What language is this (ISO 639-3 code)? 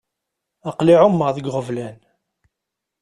kab